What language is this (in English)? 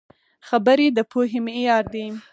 Pashto